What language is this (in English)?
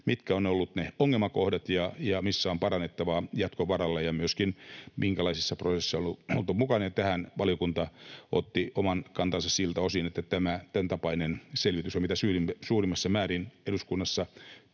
Finnish